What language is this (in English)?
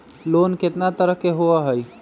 Magahi